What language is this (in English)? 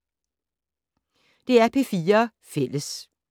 Danish